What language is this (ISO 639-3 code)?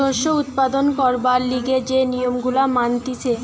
ben